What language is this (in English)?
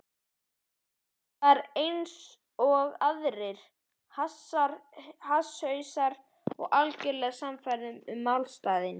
Icelandic